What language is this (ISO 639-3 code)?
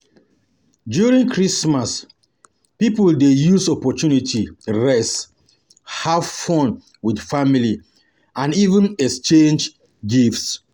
pcm